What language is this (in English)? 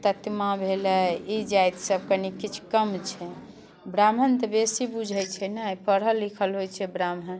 Maithili